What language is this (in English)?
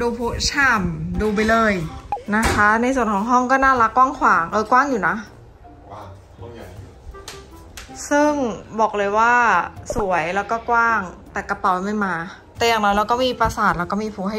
Thai